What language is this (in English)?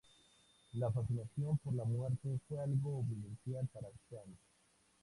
Spanish